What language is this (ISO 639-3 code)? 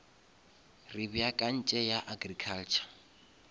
nso